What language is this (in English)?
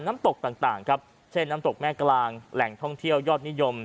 Thai